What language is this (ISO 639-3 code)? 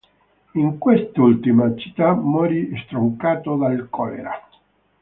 ita